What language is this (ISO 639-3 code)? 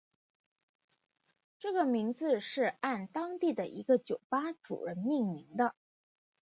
zho